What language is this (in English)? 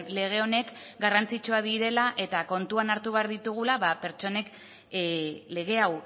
Basque